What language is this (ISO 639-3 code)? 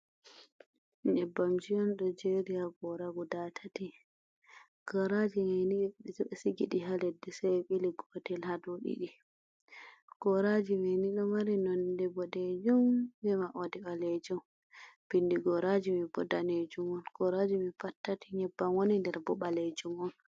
ful